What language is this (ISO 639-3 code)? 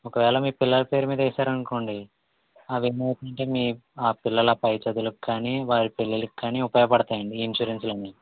tel